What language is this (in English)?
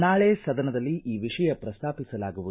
Kannada